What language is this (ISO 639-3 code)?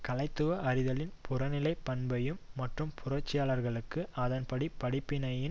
tam